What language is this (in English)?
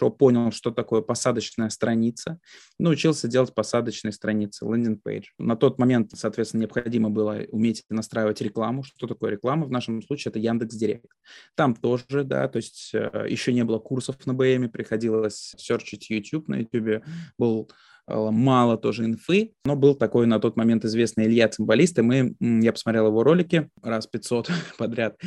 Russian